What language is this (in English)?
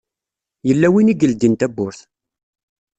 Kabyle